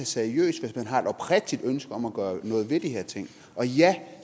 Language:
Danish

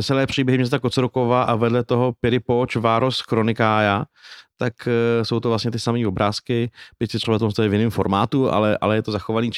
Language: Czech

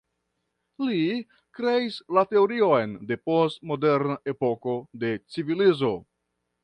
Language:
Esperanto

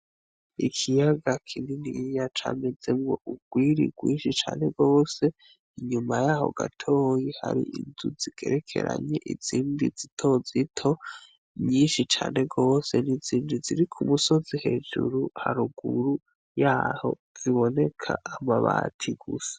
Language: Rundi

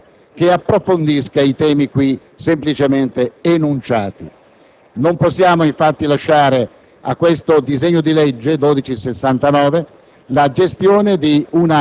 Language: Italian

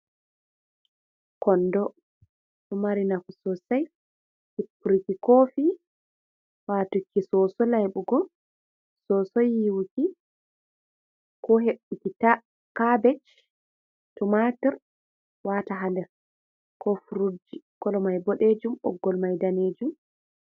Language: Fula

